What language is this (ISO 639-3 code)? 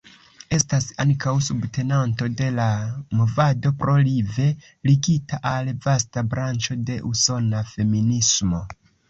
epo